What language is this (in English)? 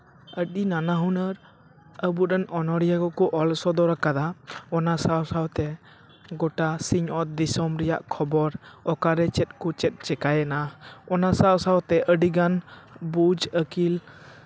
Santali